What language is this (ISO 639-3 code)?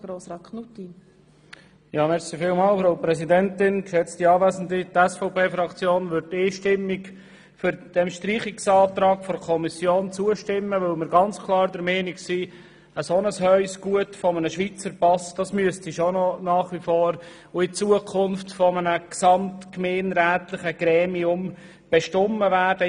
gsw